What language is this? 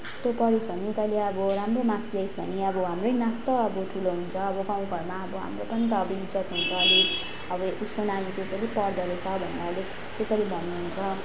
Nepali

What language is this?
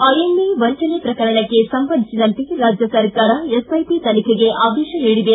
Kannada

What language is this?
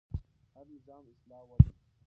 Pashto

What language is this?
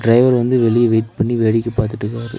Tamil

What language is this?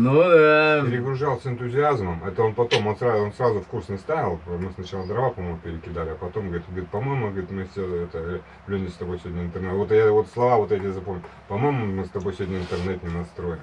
Russian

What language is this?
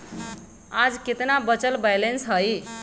Magahi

